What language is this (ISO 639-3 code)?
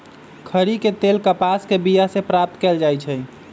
mag